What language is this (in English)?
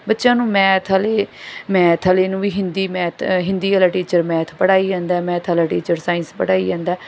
Punjabi